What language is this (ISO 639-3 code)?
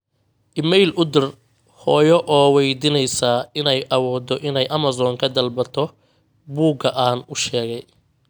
som